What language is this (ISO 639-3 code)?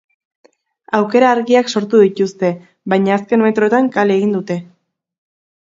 eus